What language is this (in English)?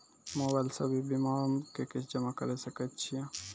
Maithili